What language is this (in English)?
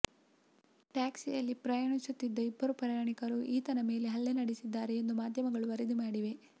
Kannada